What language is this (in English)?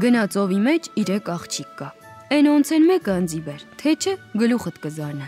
Romanian